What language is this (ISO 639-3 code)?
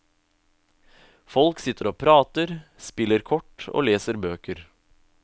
nor